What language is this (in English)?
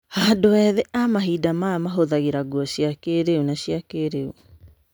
Kikuyu